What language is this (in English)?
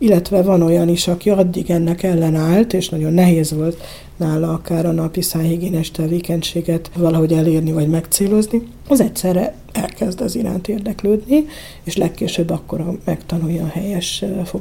Hungarian